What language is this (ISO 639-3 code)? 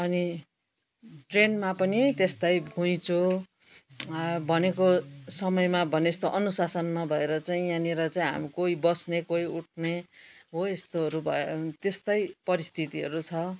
nep